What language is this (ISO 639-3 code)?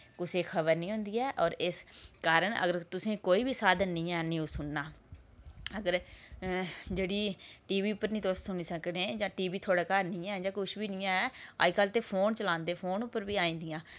doi